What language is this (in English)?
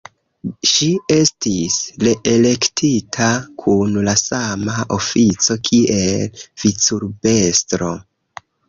Esperanto